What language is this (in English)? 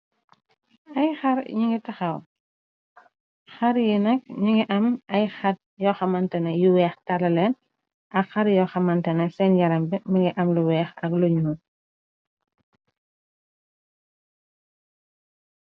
Wolof